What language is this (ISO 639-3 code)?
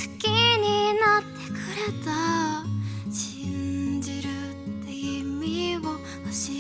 jpn